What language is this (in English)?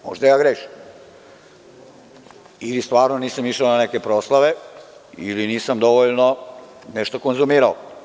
Serbian